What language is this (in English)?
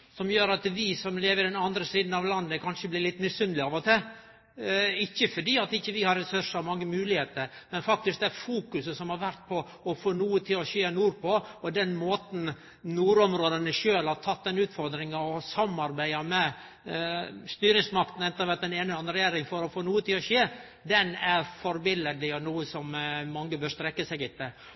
Norwegian Nynorsk